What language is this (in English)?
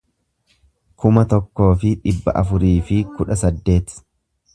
Oromo